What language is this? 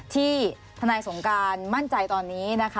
Thai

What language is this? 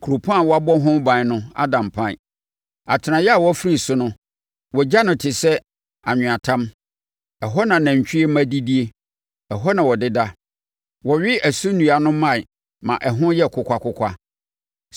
Akan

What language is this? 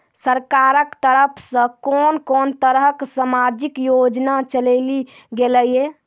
Maithili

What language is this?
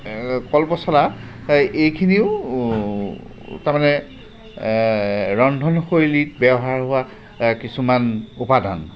Assamese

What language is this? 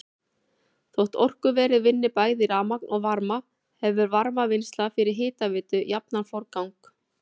Icelandic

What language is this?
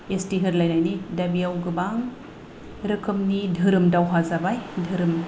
Bodo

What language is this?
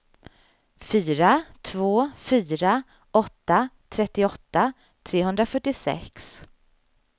Swedish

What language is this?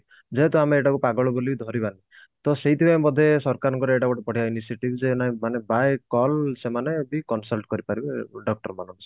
Odia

